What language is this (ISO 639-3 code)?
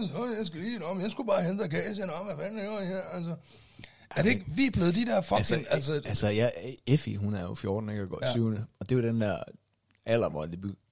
dan